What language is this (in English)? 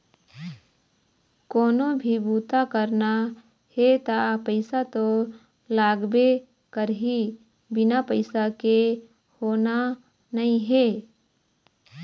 Chhattisgarhi